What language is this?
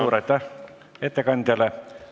Estonian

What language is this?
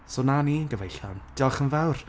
Welsh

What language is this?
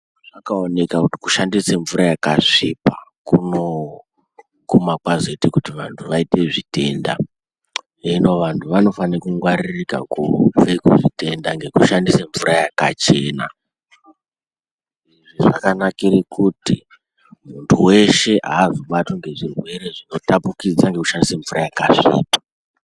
Ndau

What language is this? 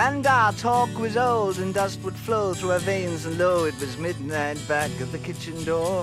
Danish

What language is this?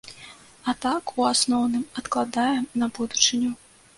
Belarusian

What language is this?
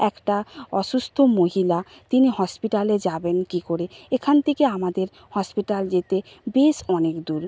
Bangla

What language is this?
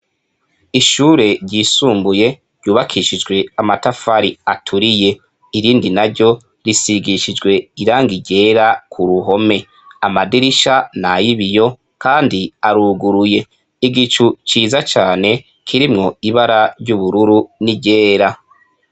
Rundi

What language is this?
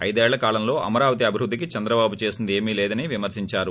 Telugu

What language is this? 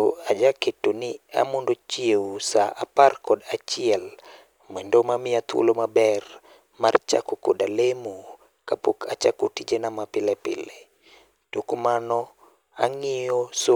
Luo (Kenya and Tanzania)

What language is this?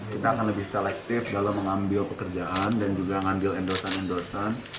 Indonesian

